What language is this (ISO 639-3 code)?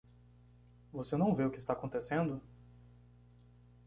por